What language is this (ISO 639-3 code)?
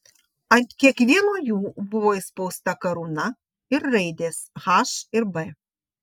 lit